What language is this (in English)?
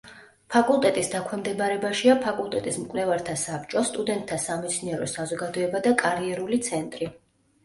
Georgian